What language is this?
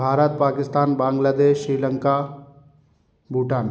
Hindi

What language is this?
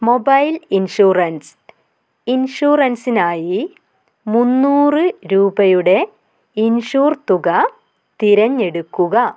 Malayalam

